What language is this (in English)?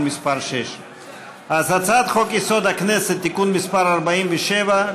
Hebrew